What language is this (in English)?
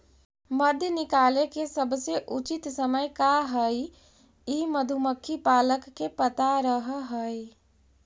Magahi